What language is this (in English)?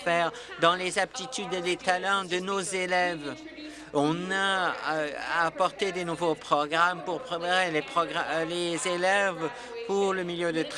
French